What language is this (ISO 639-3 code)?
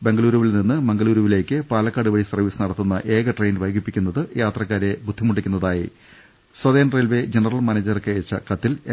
mal